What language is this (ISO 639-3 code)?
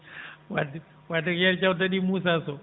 ful